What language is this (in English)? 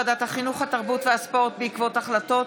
Hebrew